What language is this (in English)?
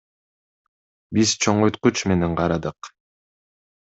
Kyrgyz